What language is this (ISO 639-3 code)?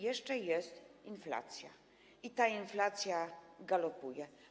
pol